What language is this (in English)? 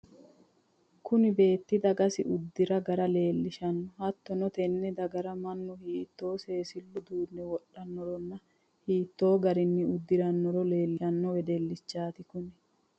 Sidamo